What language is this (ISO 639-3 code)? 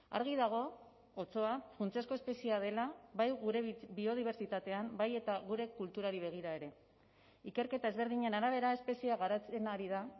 eus